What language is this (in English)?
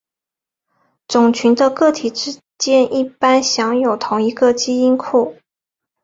Chinese